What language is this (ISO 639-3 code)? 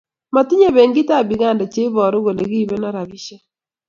kln